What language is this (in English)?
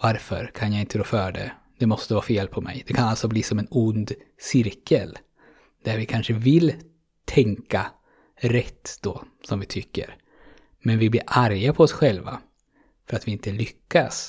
Swedish